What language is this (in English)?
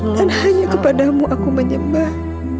Indonesian